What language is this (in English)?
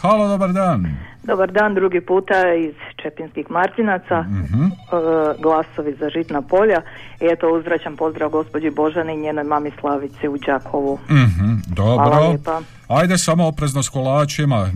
Croatian